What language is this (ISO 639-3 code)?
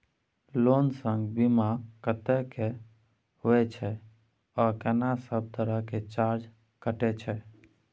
mai